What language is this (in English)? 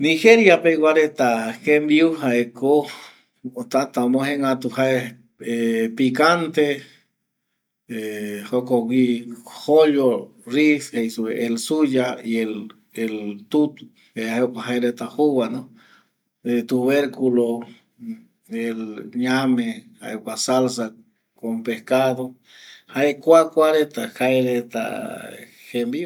Eastern Bolivian Guaraní